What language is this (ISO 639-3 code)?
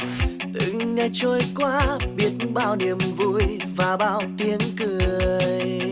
vie